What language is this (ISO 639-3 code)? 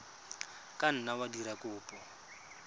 tsn